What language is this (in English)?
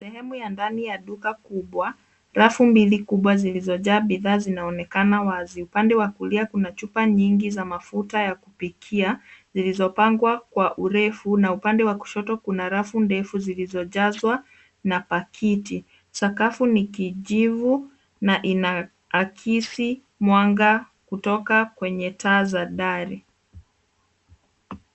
Swahili